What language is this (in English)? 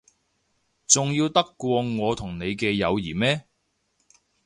Cantonese